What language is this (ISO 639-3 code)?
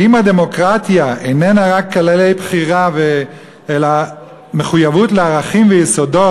heb